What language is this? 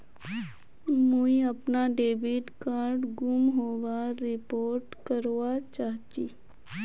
Magahi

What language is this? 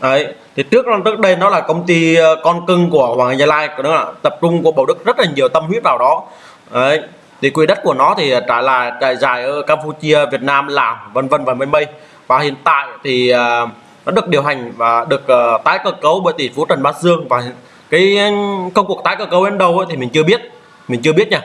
Vietnamese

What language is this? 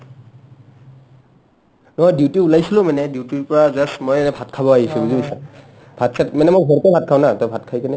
Assamese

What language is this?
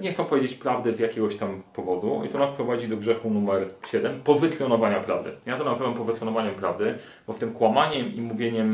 Polish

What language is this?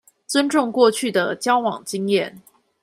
Chinese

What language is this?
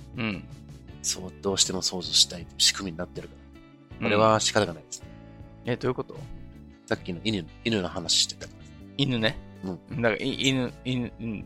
Japanese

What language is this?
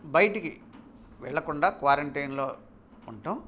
Telugu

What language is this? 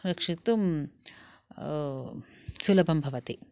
Sanskrit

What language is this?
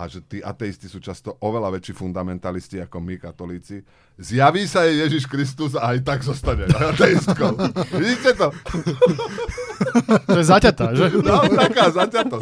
Slovak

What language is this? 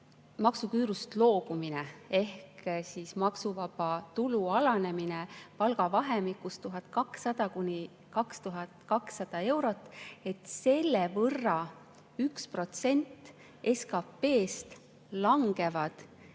Estonian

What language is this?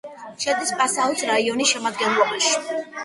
Georgian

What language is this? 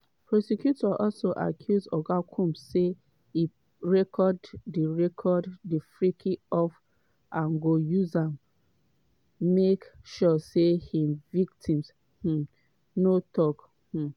Nigerian Pidgin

